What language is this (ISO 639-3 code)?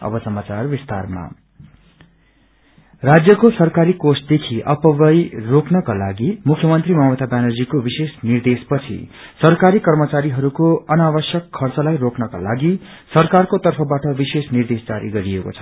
nep